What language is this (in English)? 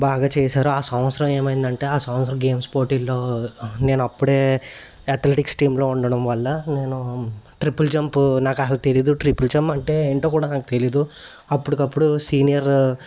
Telugu